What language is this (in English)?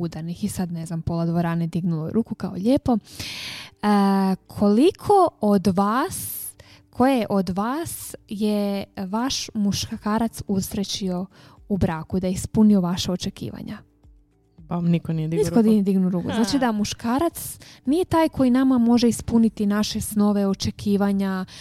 Croatian